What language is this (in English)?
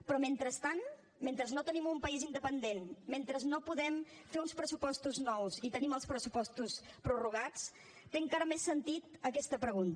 Catalan